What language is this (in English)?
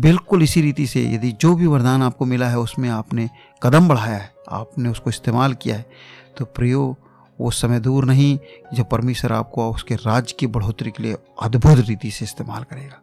Hindi